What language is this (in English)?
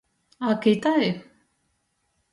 Latgalian